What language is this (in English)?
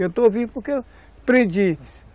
Portuguese